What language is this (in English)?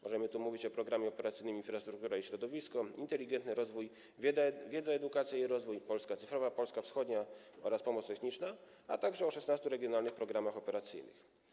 Polish